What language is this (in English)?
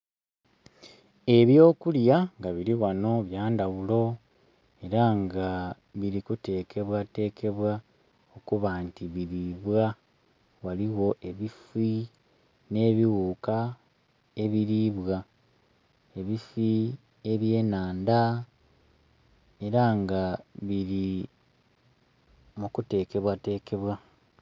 Soga